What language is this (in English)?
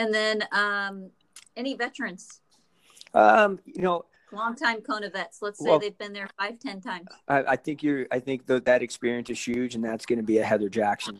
English